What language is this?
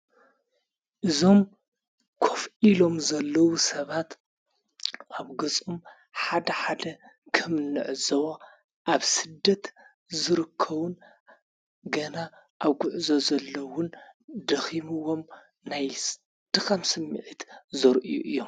Tigrinya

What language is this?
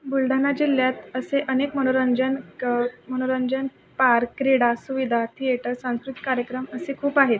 Marathi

